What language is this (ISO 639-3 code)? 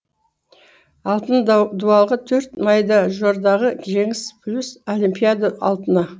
kaz